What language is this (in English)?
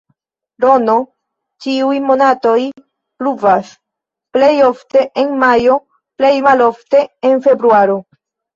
Esperanto